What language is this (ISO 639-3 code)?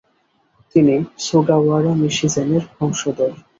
ben